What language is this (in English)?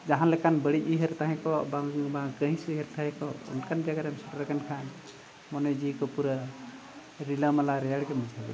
Santali